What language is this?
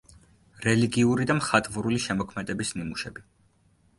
Georgian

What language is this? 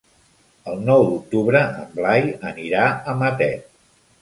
Catalan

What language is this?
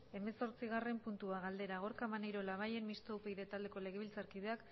Basque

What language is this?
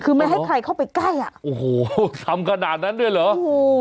Thai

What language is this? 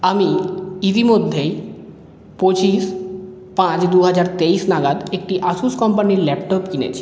Bangla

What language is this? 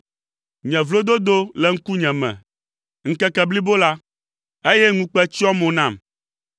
Ewe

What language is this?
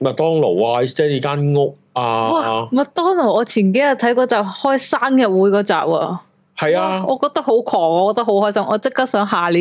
Chinese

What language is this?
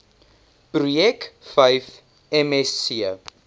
Afrikaans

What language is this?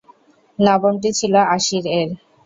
Bangla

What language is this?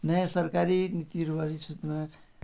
Nepali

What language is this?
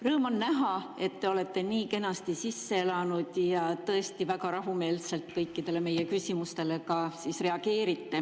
Estonian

